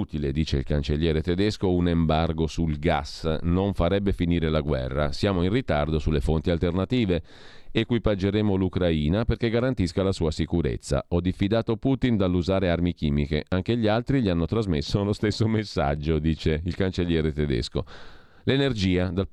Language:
Italian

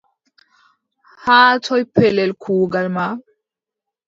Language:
Adamawa Fulfulde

